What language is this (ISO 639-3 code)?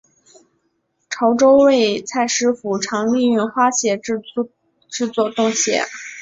zho